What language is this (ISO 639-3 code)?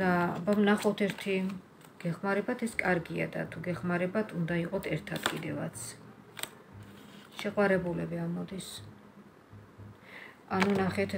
ron